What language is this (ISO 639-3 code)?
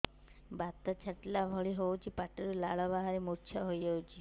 ori